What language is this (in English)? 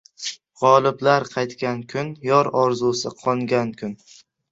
Uzbek